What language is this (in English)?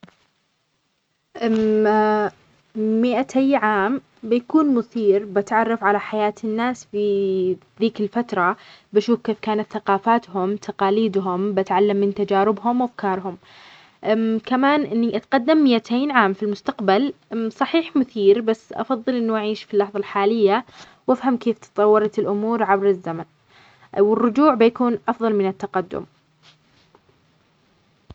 Omani Arabic